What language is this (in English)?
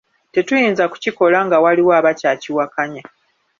Ganda